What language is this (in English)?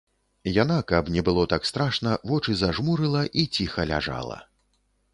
Belarusian